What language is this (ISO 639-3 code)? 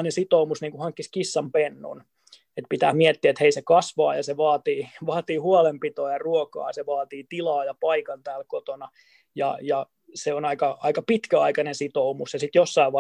fin